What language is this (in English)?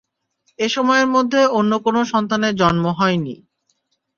Bangla